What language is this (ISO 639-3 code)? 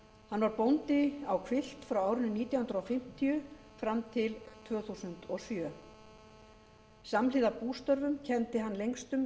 isl